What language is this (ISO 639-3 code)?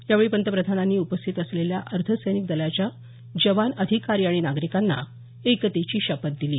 mar